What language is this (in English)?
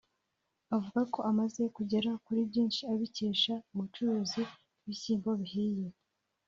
Kinyarwanda